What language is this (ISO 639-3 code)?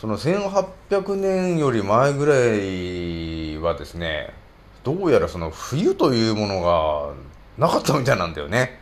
jpn